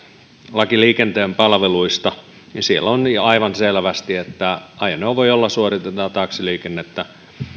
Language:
Finnish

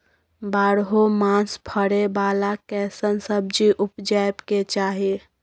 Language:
Maithili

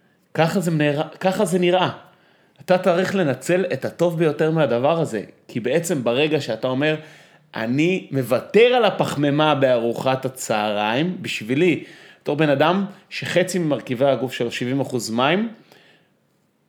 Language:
Hebrew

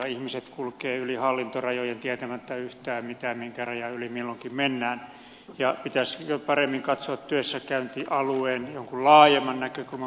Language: Finnish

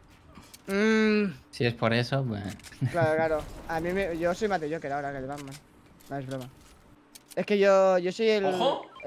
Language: Spanish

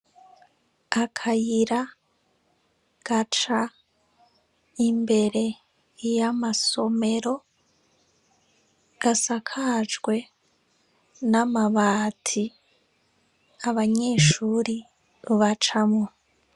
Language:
Rundi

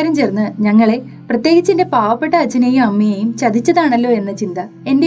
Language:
Malayalam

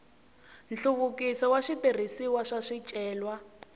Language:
Tsonga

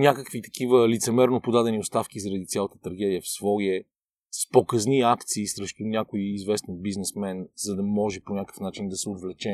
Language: Bulgarian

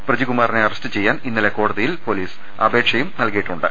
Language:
Malayalam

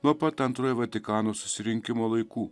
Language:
Lithuanian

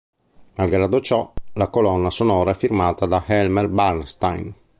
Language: Italian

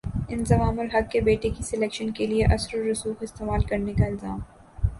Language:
Urdu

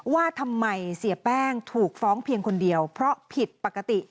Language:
Thai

